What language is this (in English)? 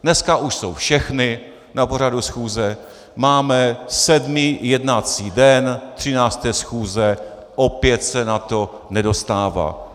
Czech